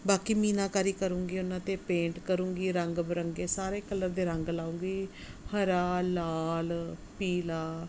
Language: Punjabi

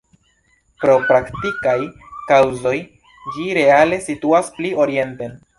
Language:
Esperanto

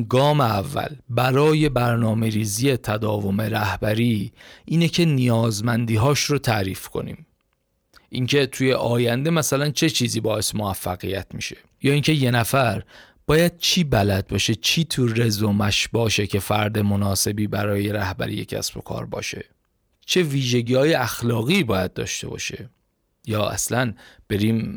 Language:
Persian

